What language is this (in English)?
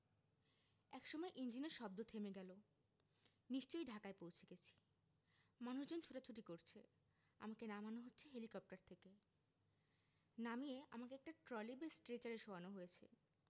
Bangla